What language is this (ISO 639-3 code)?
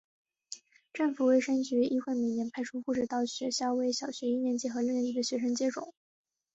zho